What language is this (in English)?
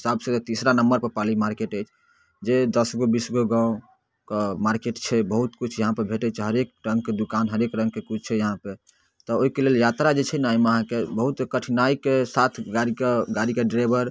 Maithili